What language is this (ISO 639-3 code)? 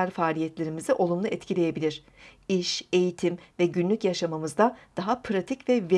tur